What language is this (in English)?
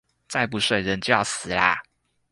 Chinese